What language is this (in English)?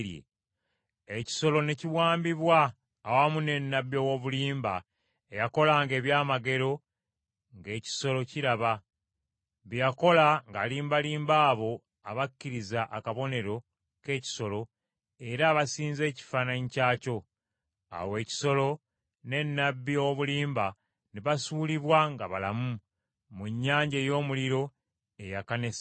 Ganda